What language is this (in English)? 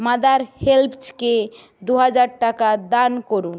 Bangla